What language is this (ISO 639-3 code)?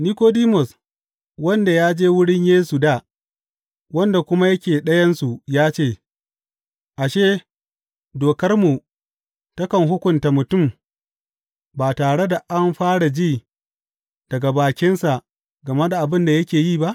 hau